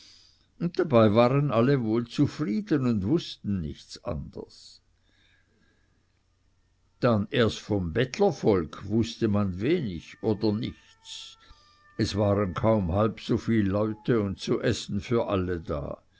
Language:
German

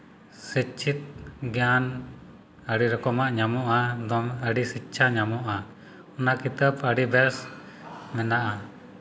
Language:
Santali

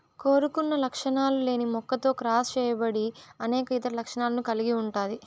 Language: Telugu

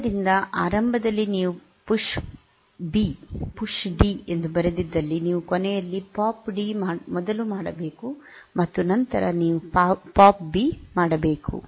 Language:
Kannada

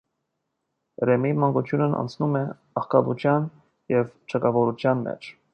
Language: Armenian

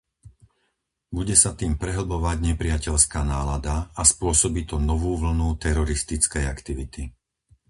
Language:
Slovak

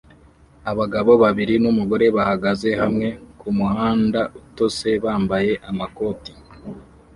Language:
Kinyarwanda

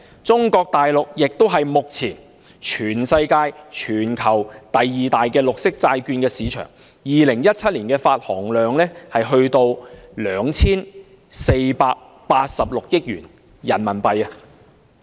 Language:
Cantonese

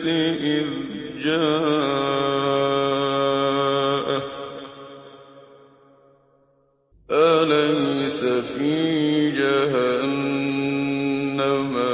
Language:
Arabic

